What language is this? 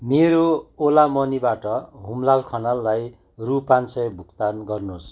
Nepali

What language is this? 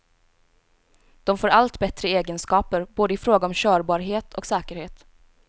Swedish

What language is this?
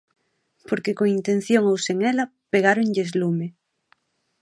Galician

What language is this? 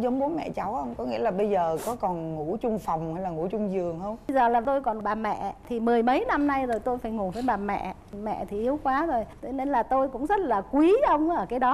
Vietnamese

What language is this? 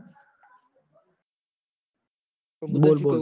Gujarati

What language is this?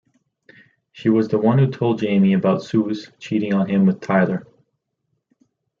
English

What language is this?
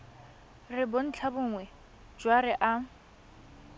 Tswana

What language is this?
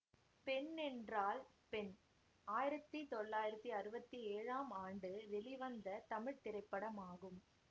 Tamil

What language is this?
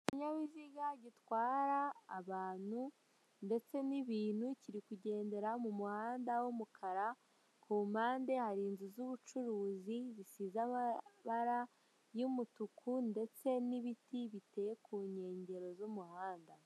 Kinyarwanda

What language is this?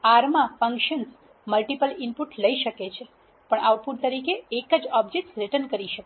Gujarati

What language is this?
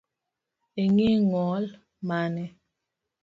Luo (Kenya and Tanzania)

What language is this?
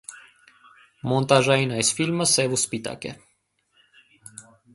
Armenian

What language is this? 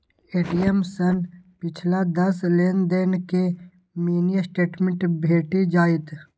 Maithili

